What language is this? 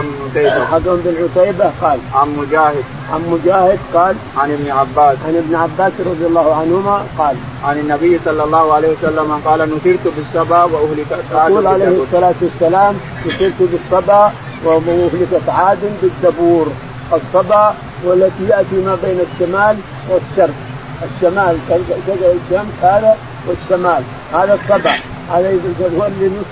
Arabic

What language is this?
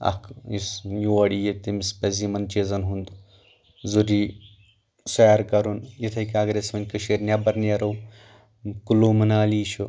Kashmiri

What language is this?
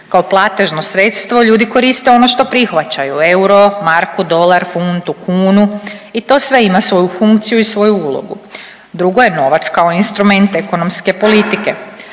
Croatian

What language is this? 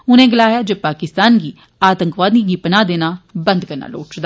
Dogri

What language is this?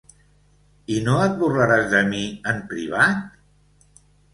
Catalan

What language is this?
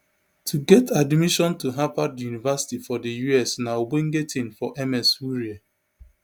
Nigerian Pidgin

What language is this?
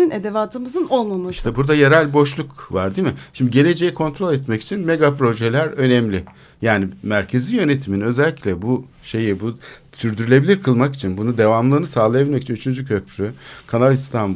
Turkish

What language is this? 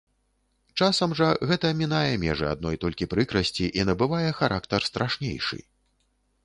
Belarusian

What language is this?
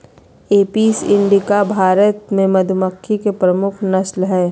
Magahi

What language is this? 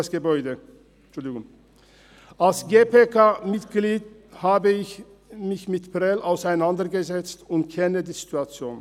Swiss German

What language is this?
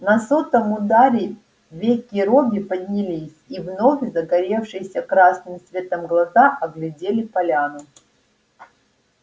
Russian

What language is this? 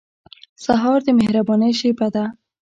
Pashto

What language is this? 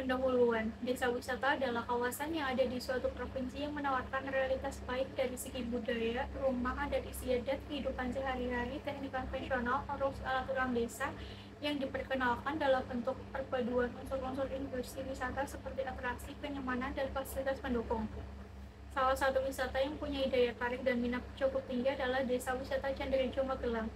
Indonesian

